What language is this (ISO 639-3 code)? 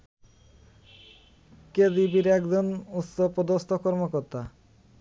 ben